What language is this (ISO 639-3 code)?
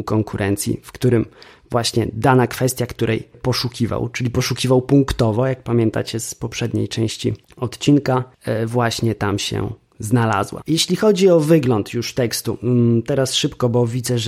pol